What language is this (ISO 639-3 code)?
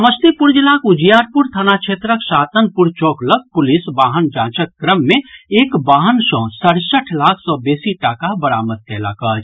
mai